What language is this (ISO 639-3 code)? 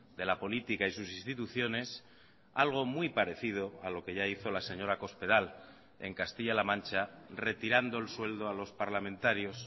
spa